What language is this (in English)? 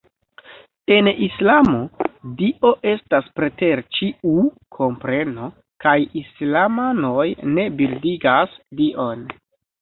Esperanto